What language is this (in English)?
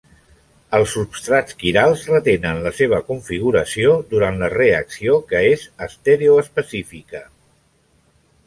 Catalan